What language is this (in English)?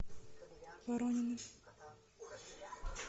Russian